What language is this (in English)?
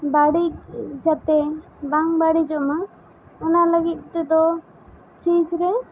Santali